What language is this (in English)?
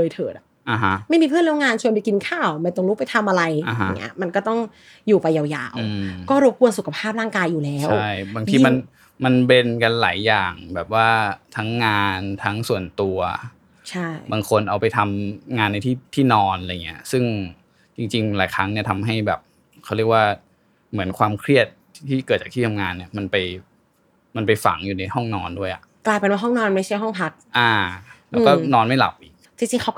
Thai